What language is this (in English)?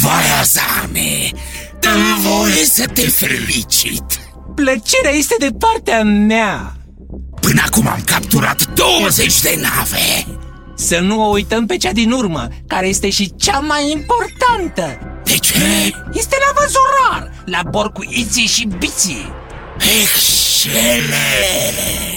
Romanian